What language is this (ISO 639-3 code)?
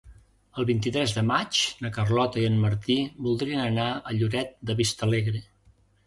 cat